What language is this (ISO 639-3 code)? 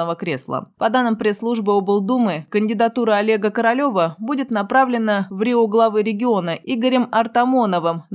rus